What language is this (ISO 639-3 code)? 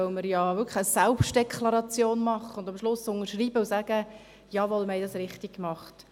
gsw